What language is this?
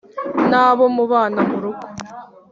Kinyarwanda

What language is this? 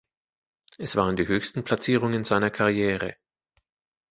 German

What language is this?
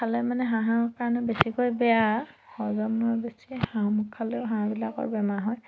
Assamese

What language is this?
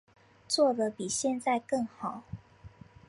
Chinese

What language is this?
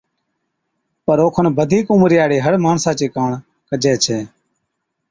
Od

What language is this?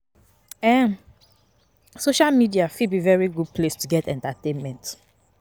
Nigerian Pidgin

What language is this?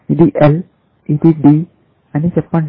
Telugu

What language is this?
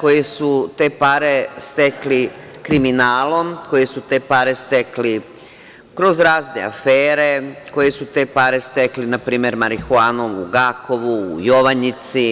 Serbian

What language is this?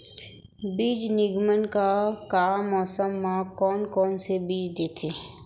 Chhattisgarhi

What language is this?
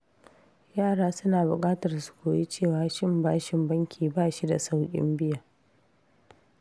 Hausa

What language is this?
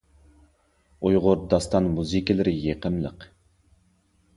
Uyghur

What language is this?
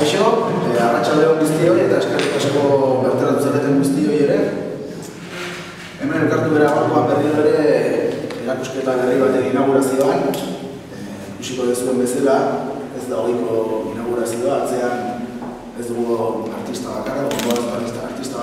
Greek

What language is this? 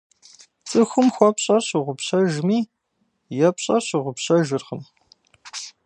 Kabardian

